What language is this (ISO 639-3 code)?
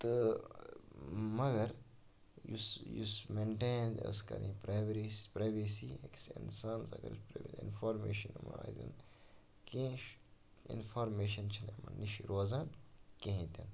kas